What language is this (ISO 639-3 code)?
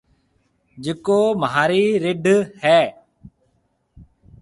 mve